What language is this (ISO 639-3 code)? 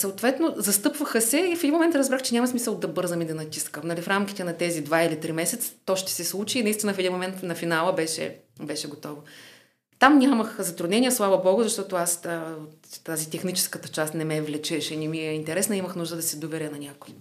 bul